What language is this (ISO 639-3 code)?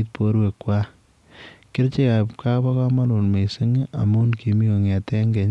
kln